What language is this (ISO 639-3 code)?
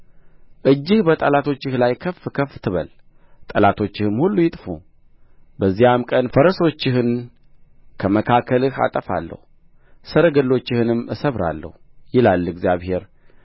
amh